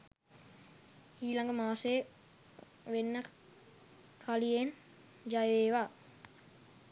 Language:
Sinhala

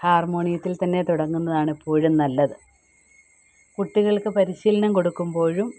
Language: Malayalam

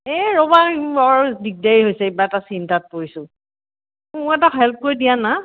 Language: Assamese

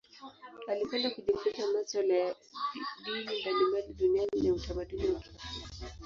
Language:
Swahili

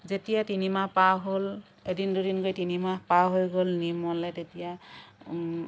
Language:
Assamese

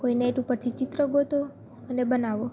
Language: Gujarati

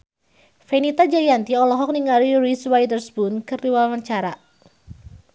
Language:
Sundanese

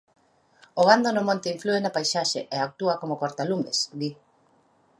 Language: Galician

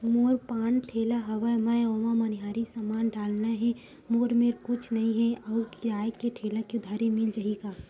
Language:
Chhattisgarhi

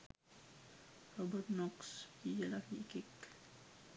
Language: Sinhala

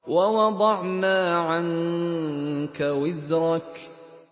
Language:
Arabic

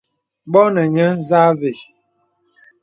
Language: Bebele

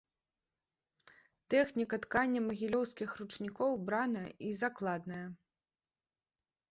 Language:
Belarusian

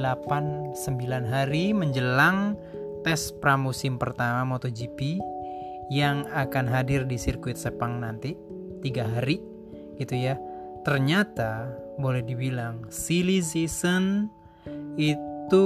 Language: Indonesian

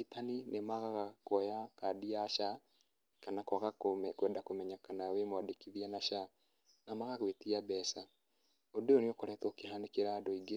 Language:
Kikuyu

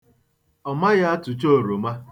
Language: Igbo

